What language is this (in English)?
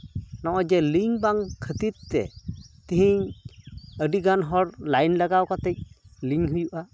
Santali